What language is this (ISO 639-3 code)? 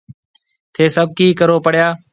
mve